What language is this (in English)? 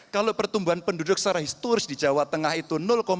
Indonesian